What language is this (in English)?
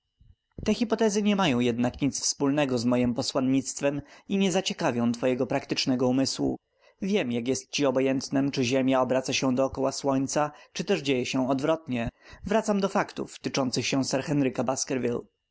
Polish